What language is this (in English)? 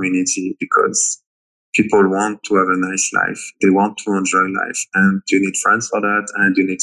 English